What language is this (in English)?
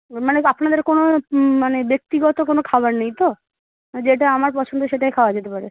Bangla